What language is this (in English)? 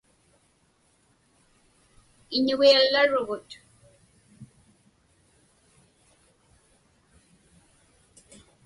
Inupiaq